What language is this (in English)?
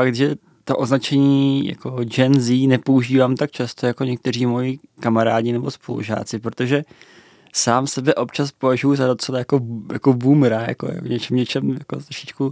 Czech